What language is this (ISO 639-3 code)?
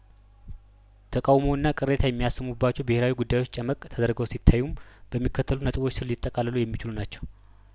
amh